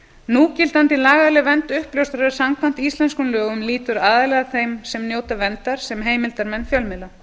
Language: Icelandic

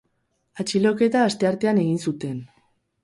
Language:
Basque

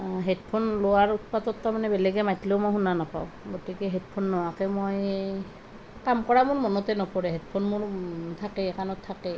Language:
Assamese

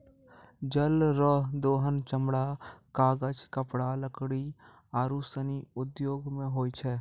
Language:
Maithili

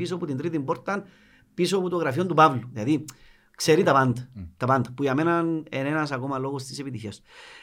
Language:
Greek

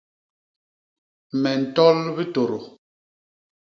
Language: Basaa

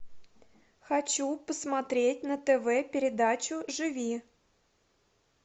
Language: Russian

